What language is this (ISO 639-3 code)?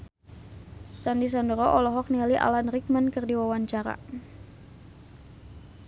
sun